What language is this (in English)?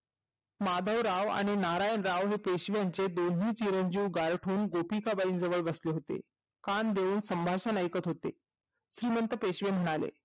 Marathi